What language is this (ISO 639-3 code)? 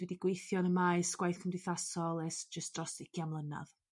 cym